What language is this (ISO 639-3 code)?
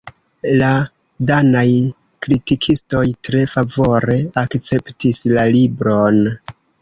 epo